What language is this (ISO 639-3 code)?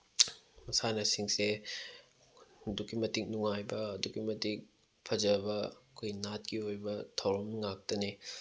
mni